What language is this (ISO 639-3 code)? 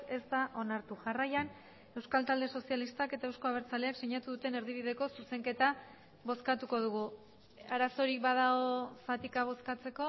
eus